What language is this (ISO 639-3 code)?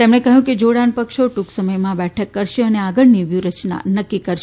guj